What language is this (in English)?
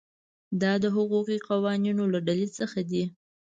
Pashto